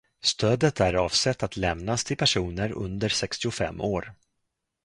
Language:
Swedish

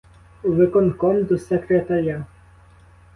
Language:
Ukrainian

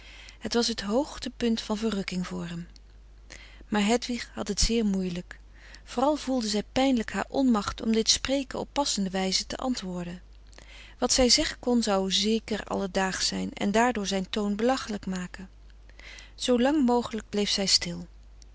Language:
Dutch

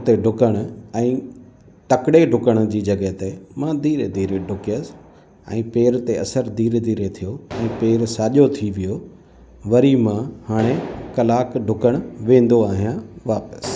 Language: Sindhi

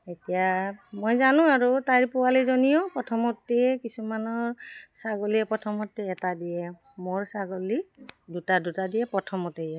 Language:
Assamese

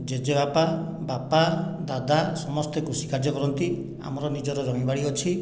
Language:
Odia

